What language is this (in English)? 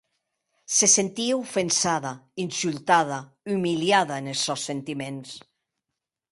Occitan